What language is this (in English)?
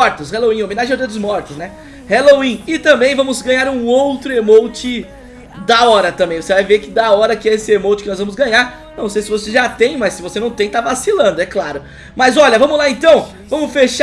Portuguese